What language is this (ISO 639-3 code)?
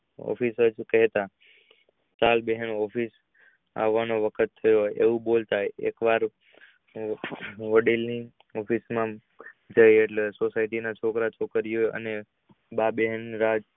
guj